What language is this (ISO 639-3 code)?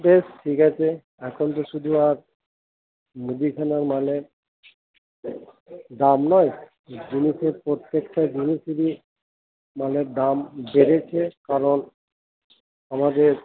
ben